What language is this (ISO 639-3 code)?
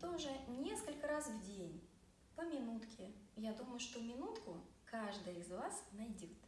rus